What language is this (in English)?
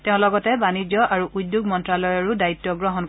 Assamese